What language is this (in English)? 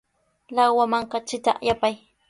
Sihuas Ancash Quechua